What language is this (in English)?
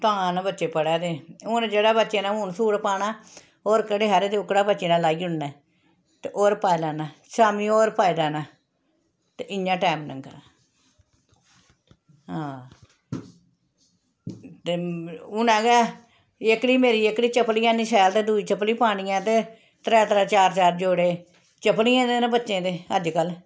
Dogri